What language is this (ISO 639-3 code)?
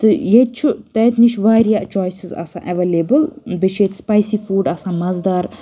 kas